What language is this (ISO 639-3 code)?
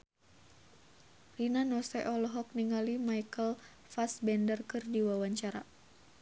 sun